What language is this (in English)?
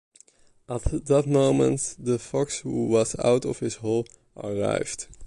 English